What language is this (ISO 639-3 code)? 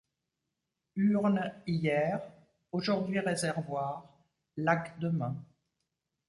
fra